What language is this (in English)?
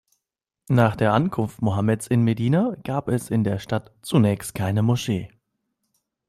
German